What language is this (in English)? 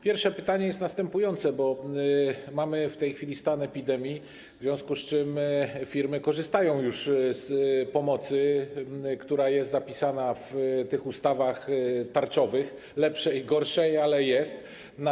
Polish